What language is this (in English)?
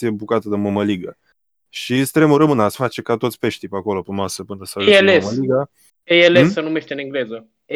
Romanian